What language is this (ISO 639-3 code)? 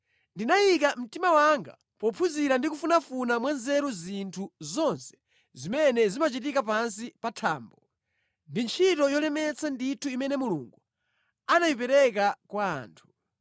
nya